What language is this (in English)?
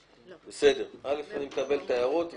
Hebrew